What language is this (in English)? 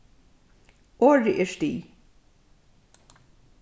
Faroese